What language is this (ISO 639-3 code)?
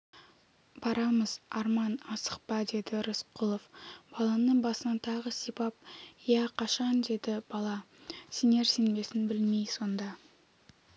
kaz